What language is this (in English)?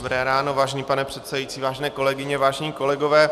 Czech